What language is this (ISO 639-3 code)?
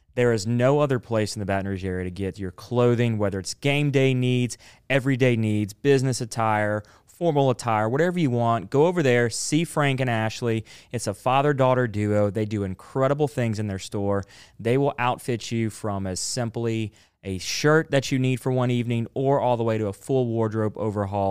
eng